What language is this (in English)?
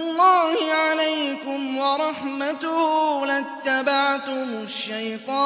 Arabic